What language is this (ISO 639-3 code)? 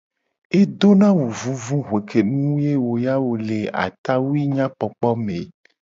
gej